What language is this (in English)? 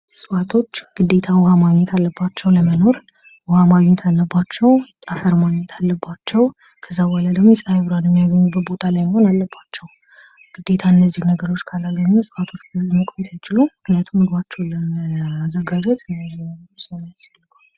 Amharic